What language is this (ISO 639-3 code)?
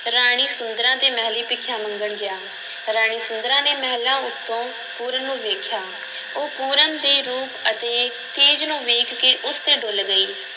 pan